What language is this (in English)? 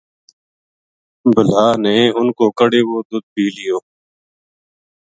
Gujari